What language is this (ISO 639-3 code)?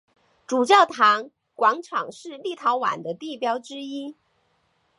zho